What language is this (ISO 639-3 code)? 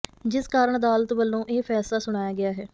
pan